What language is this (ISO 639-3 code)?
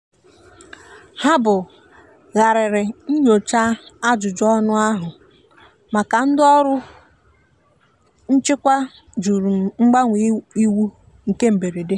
ibo